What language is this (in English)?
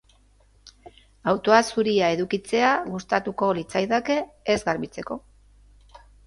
Basque